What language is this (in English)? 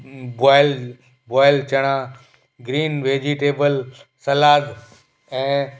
Sindhi